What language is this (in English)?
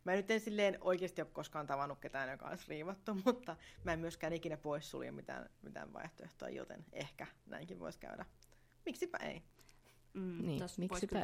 Finnish